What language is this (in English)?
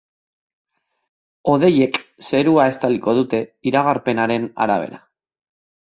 Basque